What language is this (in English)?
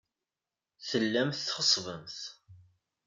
Kabyle